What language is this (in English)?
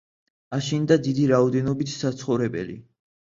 Georgian